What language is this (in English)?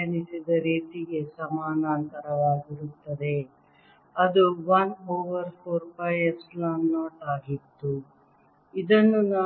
Kannada